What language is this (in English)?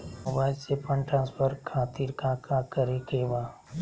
Magahi